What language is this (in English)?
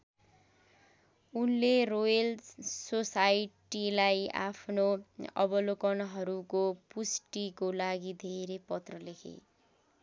Nepali